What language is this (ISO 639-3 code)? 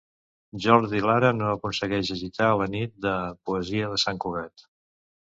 cat